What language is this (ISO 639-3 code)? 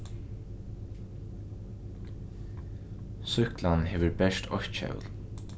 fao